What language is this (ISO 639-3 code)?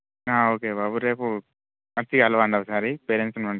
tel